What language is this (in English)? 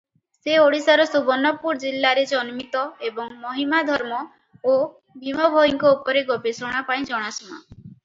Odia